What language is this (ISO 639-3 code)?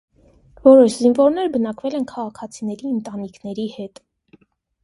hye